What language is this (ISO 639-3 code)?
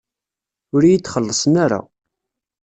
kab